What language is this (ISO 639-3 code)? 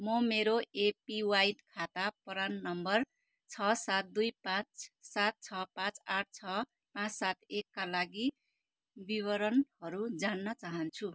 nep